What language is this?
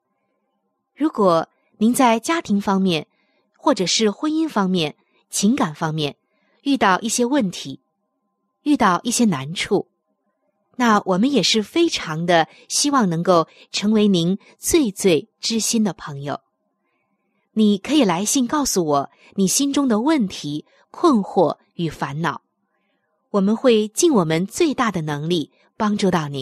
Chinese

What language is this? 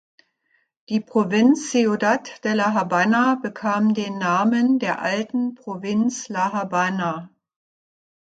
German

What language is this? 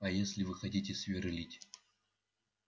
Russian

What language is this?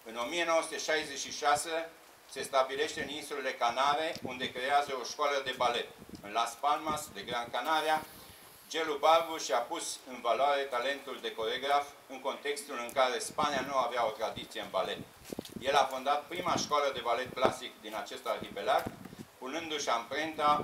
Romanian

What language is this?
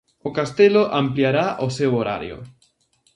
Galician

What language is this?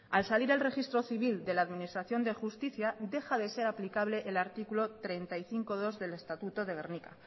Spanish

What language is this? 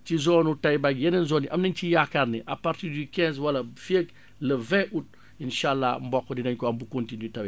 Wolof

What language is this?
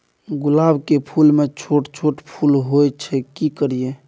Maithili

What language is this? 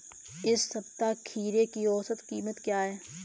Hindi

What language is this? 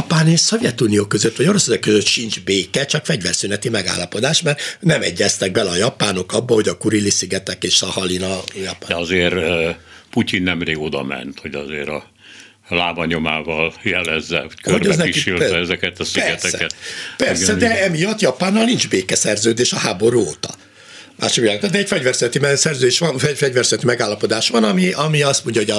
Hungarian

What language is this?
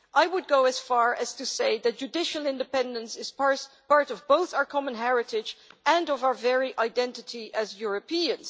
English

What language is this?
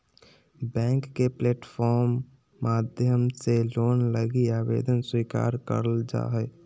Magahi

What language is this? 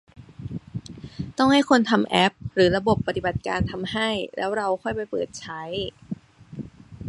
Thai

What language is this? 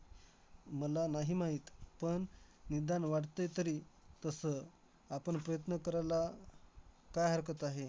Marathi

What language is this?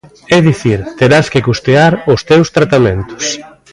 Galician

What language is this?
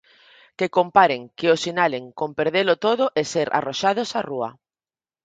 Galician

